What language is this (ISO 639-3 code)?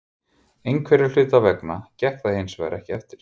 isl